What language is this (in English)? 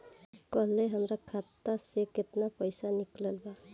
Bhojpuri